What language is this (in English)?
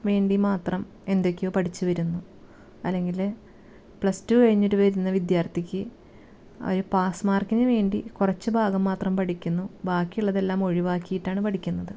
Malayalam